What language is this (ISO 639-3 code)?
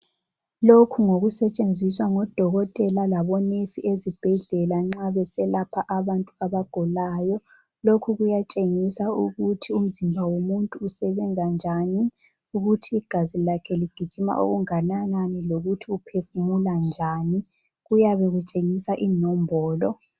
nde